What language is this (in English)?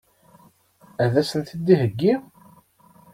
Kabyle